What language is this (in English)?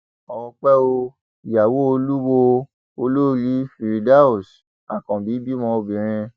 Yoruba